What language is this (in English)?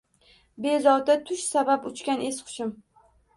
Uzbek